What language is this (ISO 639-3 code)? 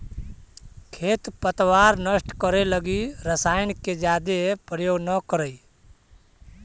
mag